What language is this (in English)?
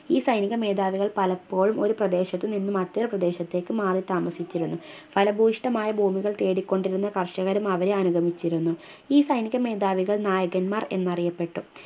Malayalam